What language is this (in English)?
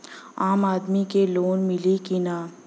Bhojpuri